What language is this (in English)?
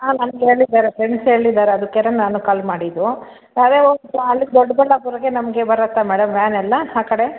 Kannada